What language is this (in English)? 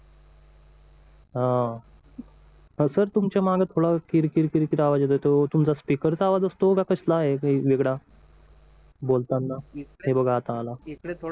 Marathi